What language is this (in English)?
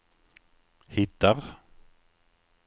Swedish